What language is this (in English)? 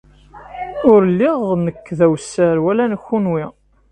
Kabyle